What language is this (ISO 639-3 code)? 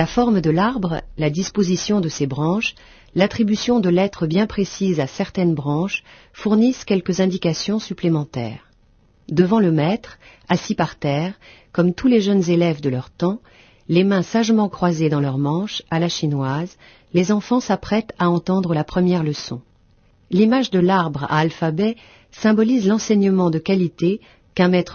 fra